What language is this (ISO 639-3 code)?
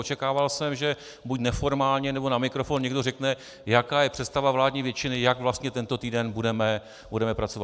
ces